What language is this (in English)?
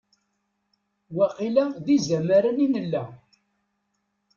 Kabyle